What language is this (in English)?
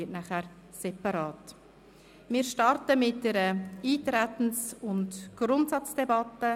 Swiss German